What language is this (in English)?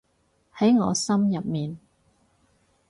Cantonese